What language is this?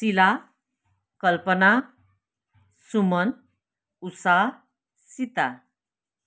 Nepali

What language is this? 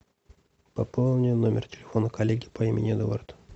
Russian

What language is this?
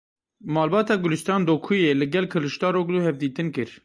Kurdish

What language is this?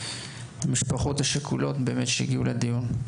Hebrew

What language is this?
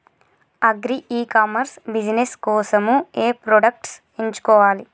Telugu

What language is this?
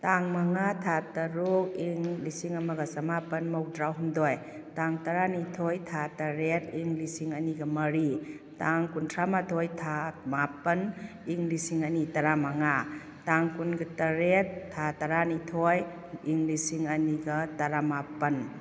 Manipuri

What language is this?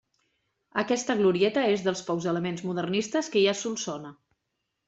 Catalan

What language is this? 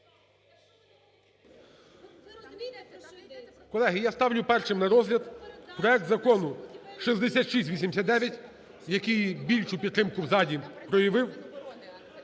Ukrainian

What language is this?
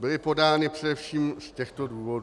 Czech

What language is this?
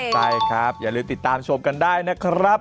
Thai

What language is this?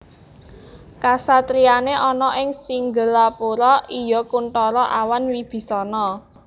Javanese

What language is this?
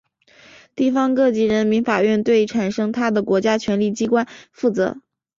Chinese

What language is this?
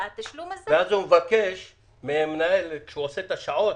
Hebrew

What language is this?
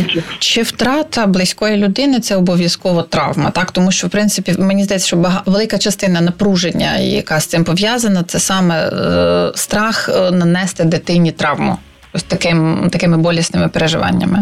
Ukrainian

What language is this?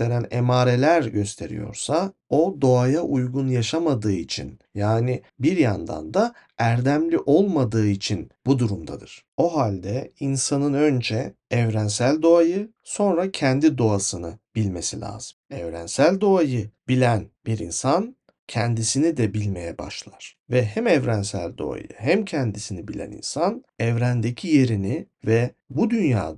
Turkish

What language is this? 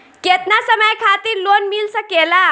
Bhojpuri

